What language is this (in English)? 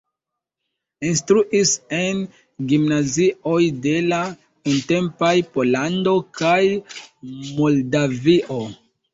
Esperanto